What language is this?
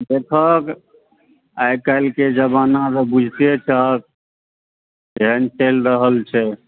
Maithili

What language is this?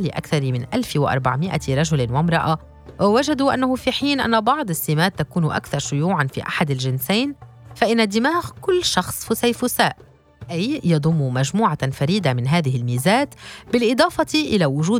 Arabic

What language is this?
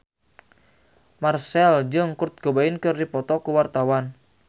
Sundanese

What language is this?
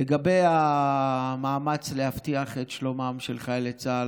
Hebrew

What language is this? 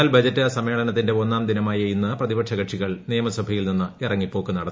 Malayalam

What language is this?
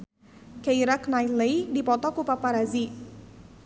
Sundanese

